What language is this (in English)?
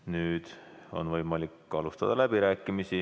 Estonian